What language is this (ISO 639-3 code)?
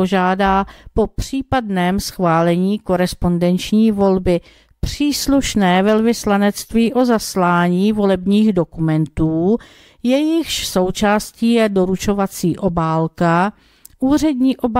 ces